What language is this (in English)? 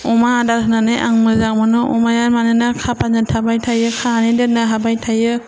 Bodo